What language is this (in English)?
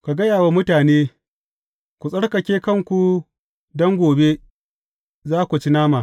Hausa